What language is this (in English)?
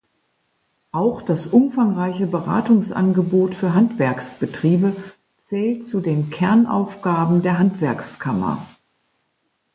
German